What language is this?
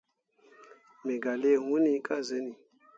Mundang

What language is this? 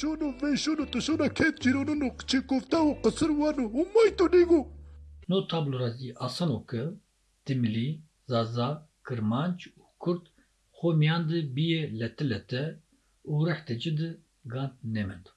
Turkish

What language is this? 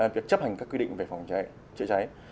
Vietnamese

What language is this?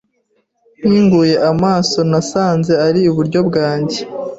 Kinyarwanda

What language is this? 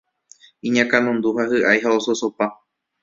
Guarani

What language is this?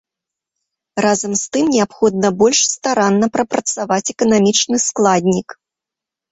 Belarusian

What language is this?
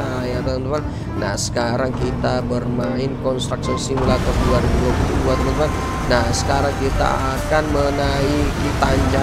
Indonesian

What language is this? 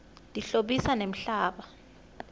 Swati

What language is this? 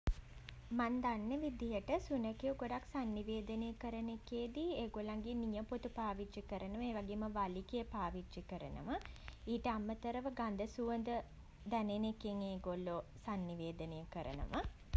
Sinhala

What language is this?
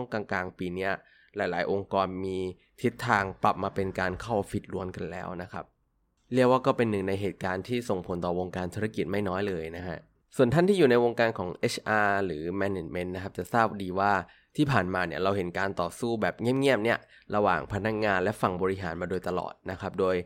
Thai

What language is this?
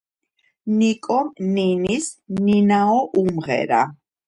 Georgian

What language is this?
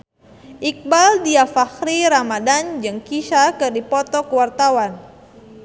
Sundanese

